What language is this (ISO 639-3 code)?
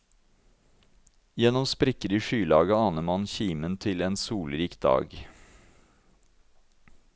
nor